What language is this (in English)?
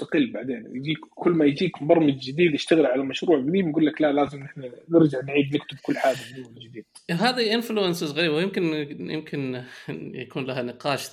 Arabic